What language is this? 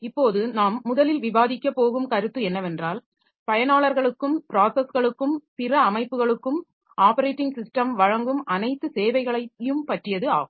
Tamil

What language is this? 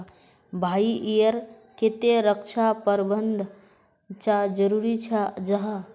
Magahi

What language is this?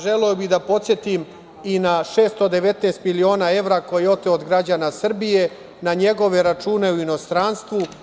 Serbian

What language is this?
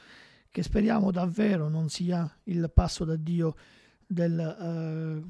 Italian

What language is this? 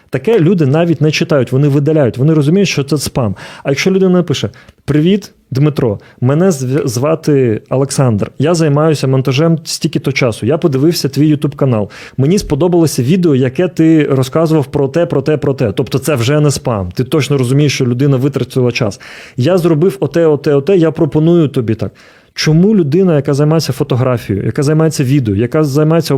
Ukrainian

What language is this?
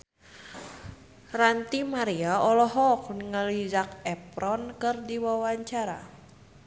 Sundanese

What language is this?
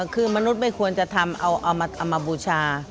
Thai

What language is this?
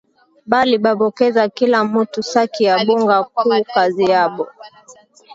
Swahili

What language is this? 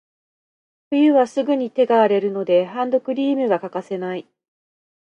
Japanese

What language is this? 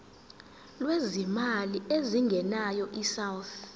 Zulu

